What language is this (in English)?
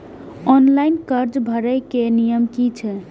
Maithili